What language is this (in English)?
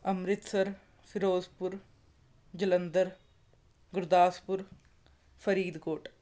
Punjabi